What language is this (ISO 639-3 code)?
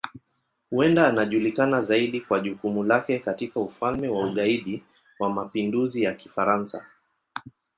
swa